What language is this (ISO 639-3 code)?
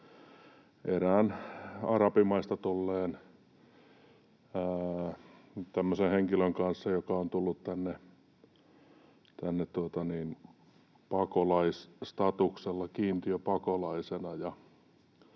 fin